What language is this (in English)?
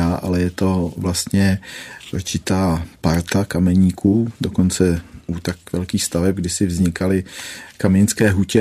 Czech